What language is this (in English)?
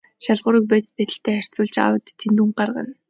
Mongolian